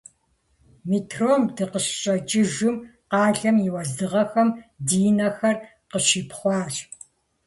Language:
Kabardian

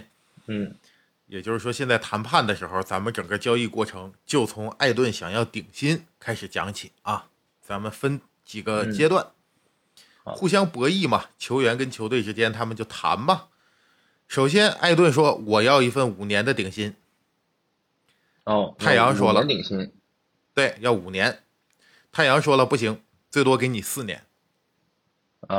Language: Chinese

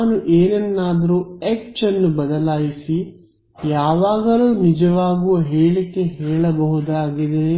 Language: Kannada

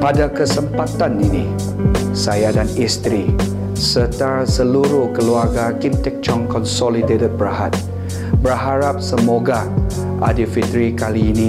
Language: Malay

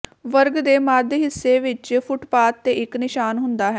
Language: Punjabi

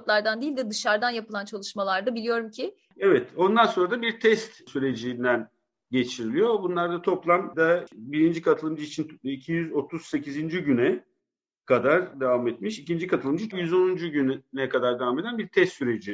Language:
Turkish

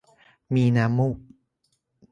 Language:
Thai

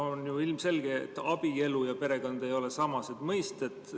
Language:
Estonian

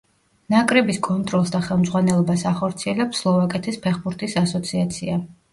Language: Georgian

